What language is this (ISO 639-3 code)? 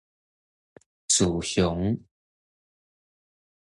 nan